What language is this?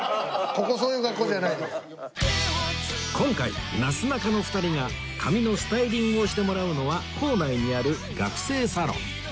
Japanese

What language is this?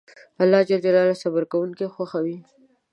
Pashto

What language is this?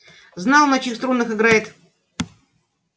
Russian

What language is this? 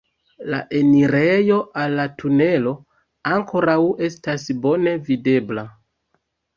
Esperanto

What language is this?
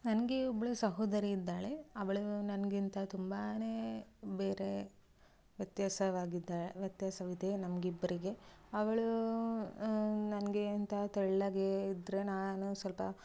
Kannada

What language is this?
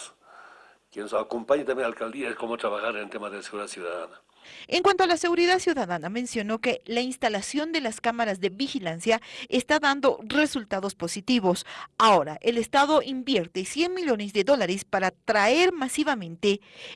Spanish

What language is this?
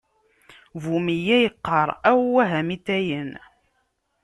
Kabyle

